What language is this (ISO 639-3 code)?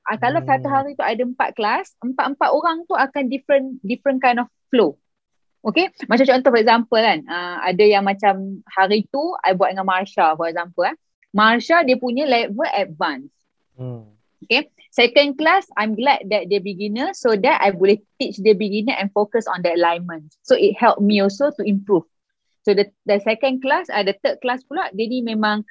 msa